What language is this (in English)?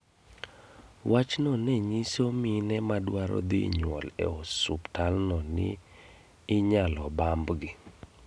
Luo (Kenya and Tanzania)